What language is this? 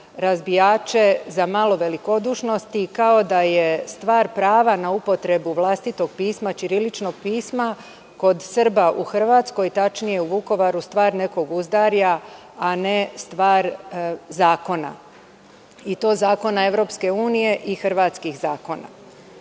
Serbian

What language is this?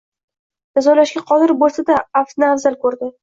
Uzbek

